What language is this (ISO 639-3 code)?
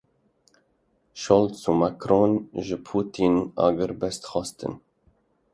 kur